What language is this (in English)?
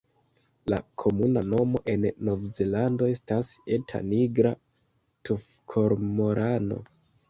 Esperanto